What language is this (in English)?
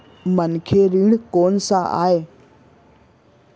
Chhattisgarhi